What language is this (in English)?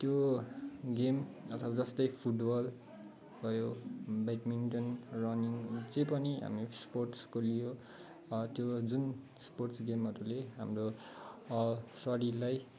Nepali